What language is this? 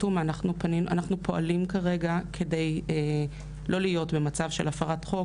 Hebrew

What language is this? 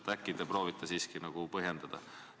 Estonian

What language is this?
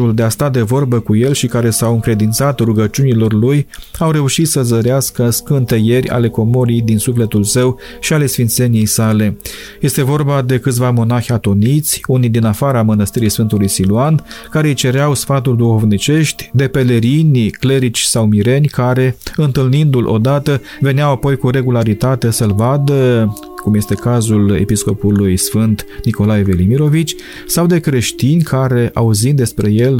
Romanian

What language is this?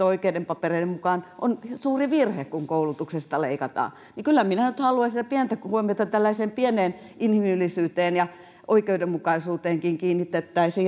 Finnish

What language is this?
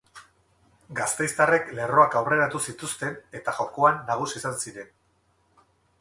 Basque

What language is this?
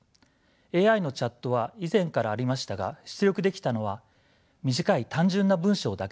Japanese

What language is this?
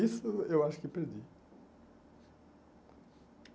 Portuguese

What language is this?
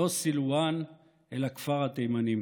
Hebrew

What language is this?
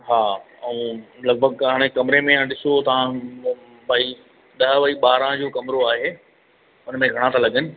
Sindhi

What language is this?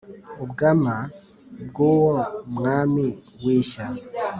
Kinyarwanda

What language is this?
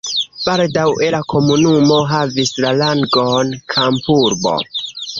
Esperanto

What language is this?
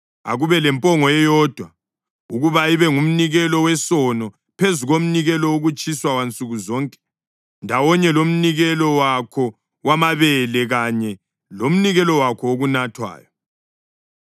North Ndebele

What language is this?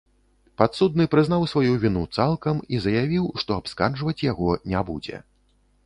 Belarusian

